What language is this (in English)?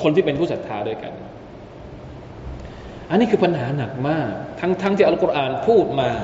Thai